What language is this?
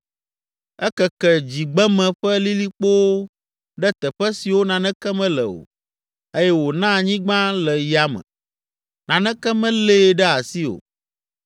Ewe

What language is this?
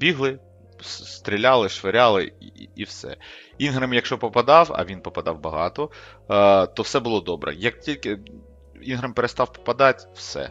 Ukrainian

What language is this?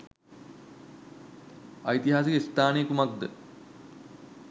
Sinhala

